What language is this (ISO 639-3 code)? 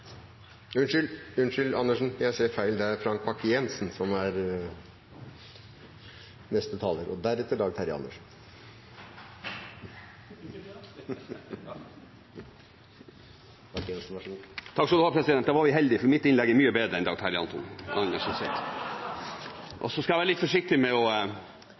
nob